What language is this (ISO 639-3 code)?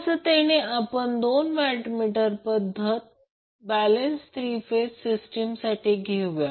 mar